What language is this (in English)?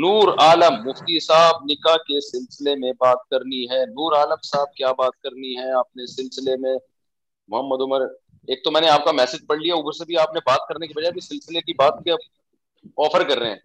Urdu